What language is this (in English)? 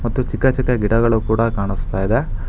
Kannada